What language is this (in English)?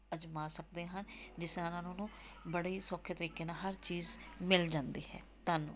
Punjabi